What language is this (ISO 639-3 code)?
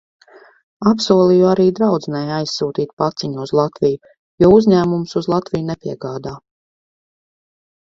lav